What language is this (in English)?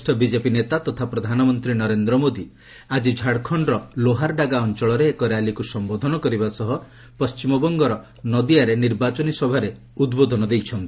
Odia